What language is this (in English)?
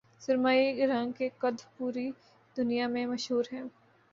Urdu